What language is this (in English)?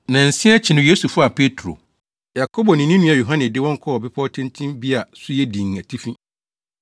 Akan